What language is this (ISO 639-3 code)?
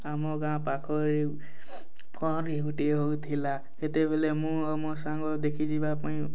ori